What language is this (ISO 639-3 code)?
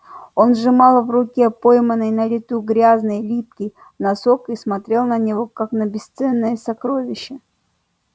rus